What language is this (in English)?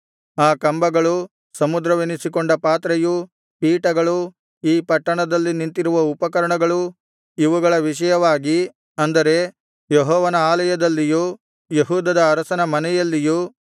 Kannada